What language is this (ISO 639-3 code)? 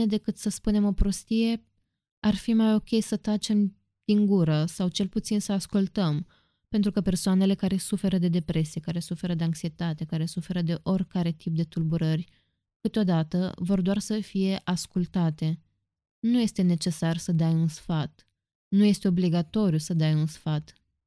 ron